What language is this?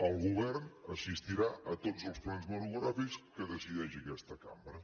Catalan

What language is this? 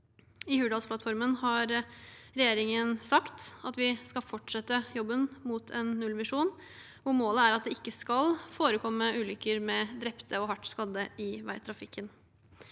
Norwegian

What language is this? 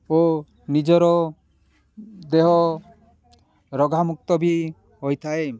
Odia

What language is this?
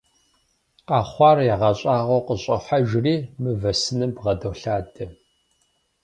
Kabardian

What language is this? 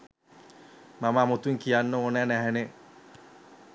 Sinhala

